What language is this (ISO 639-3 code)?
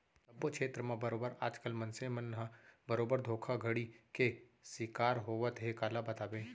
hne